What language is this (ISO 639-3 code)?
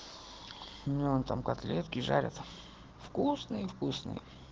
rus